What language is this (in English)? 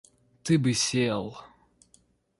Russian